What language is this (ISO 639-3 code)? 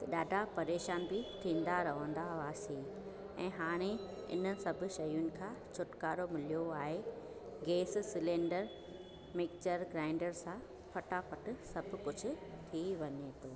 snd